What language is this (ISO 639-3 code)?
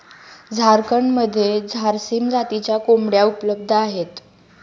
mar